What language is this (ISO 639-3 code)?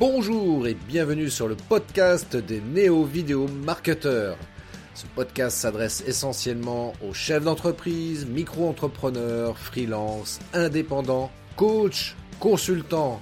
fra